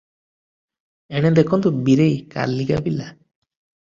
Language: Odia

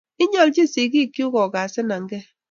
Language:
Kalenjin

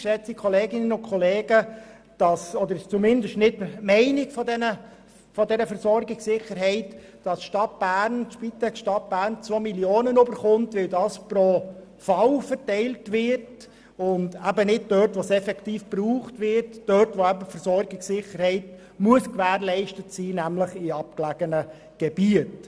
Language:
Swiss German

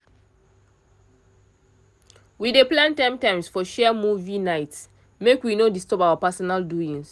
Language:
Nigerian Pidgin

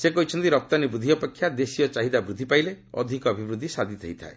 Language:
Odia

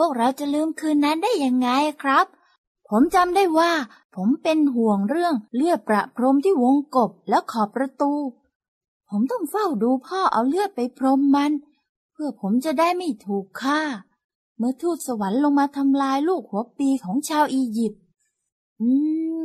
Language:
Thai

